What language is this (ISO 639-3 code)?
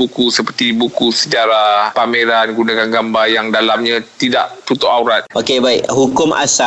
msa